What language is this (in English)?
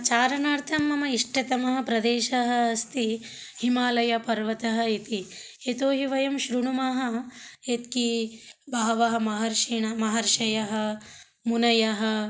Sanskrit